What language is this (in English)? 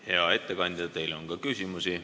Estonian